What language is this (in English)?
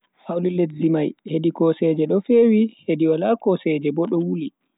Bagirmi Fulfulde